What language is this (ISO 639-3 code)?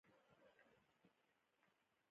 pus